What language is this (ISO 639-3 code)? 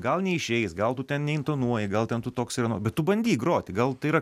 lit